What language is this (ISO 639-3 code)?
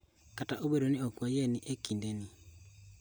luo